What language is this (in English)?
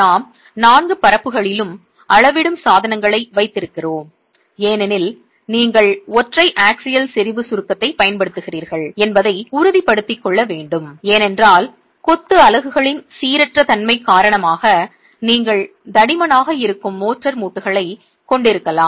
Tamil